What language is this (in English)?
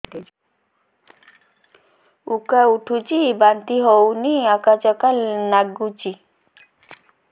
Odia